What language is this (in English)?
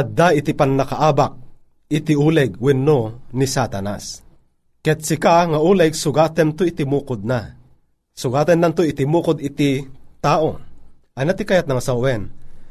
Filipino